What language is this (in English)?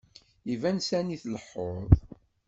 Kabyle